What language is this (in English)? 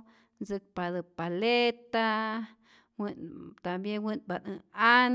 Rayón Zoque